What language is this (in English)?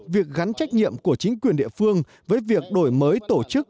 Vietnamese